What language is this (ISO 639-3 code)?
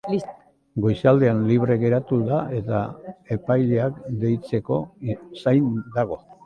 eus